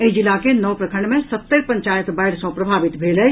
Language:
Maithili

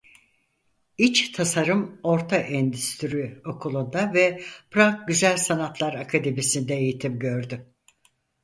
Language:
Turkish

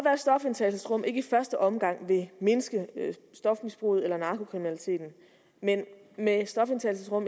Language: Danish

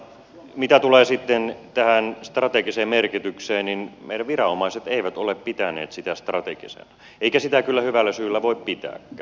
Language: Finnish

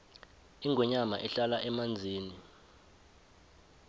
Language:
South Ndebele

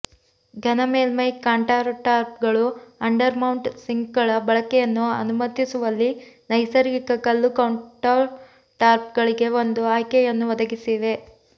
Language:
Kannada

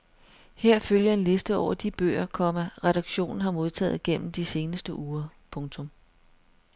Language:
Danish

